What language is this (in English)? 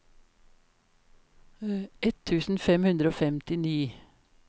Norwegian